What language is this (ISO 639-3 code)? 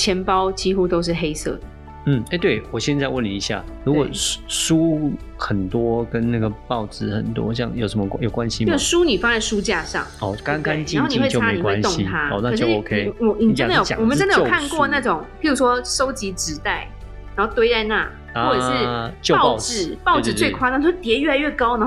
zho